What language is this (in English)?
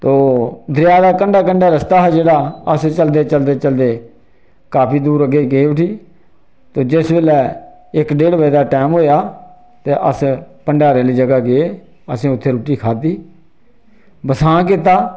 Dogri